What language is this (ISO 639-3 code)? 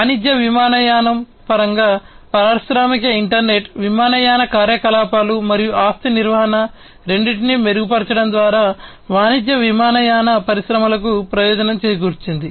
tel